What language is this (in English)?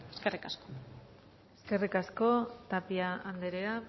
Basque